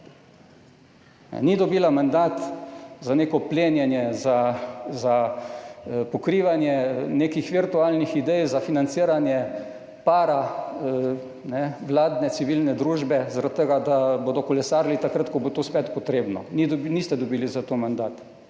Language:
Slovenian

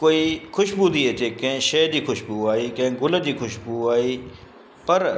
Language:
Sindhi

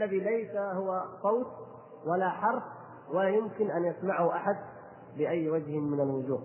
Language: Arabic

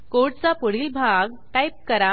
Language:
Marathi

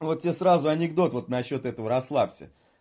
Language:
Russian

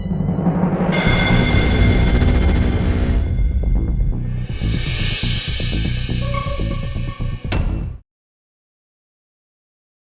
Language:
Indonesian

